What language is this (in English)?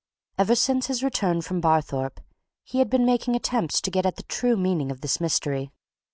English